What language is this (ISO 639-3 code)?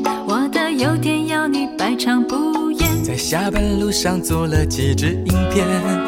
zho